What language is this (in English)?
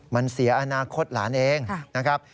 Thai